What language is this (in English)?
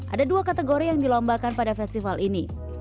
Indonesian